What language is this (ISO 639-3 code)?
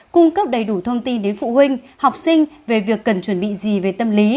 vie